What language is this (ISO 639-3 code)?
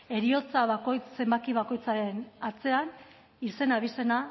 eus